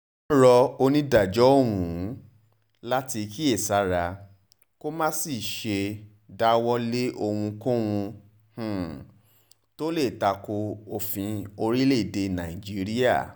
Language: Yoruba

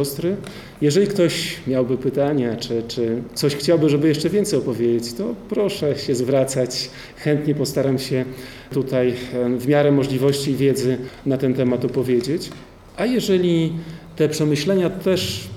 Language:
Polish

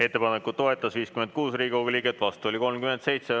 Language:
Estonian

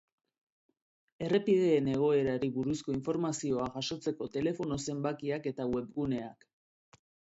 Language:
Basque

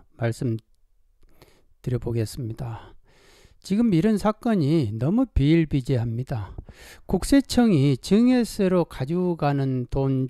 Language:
Korean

